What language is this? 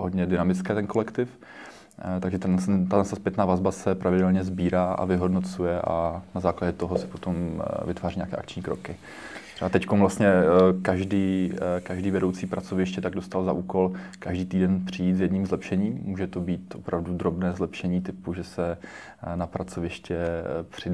Czech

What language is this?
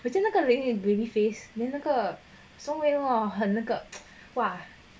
English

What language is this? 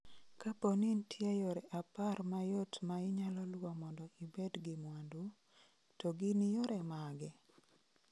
Luo (Kenya and Tanzania)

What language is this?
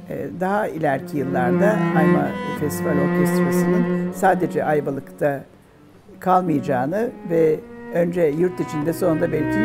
Turkish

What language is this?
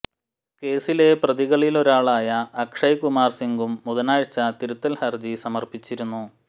Malayalam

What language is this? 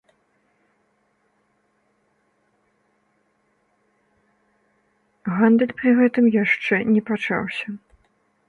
Belarusian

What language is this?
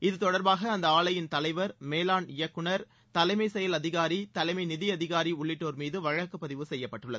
Tamil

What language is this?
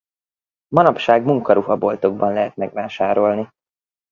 Hungarian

